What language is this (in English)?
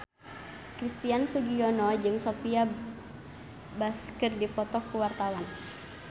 Sundanese